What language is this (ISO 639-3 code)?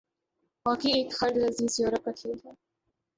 urd